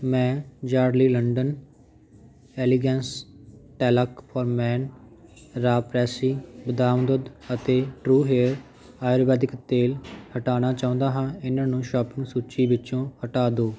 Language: Punjabi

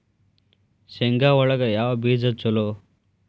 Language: Kannada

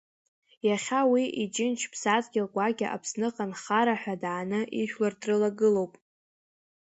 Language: Abkhazian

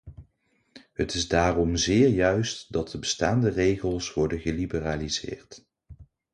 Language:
Dutch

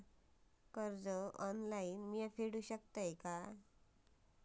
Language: Marathi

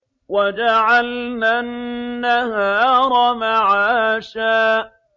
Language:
Arabic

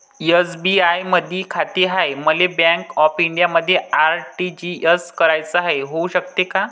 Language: Marathi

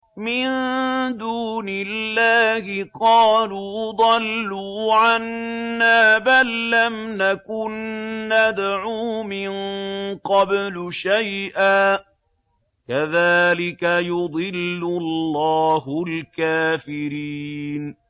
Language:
Arabic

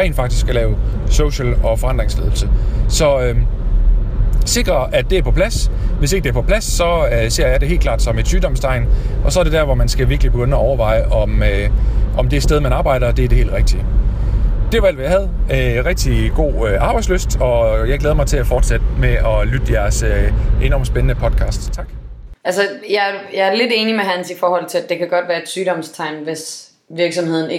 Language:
Danish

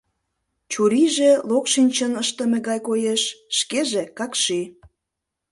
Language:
Mari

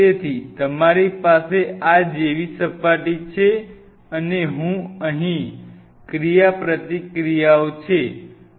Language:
Gujarati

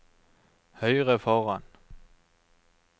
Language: Norwegian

